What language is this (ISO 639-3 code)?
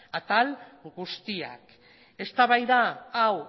eus